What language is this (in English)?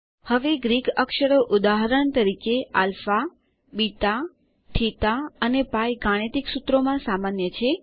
Gujarati